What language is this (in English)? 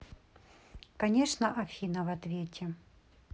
Russian